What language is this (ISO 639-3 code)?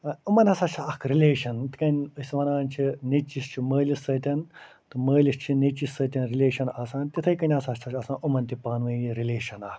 kas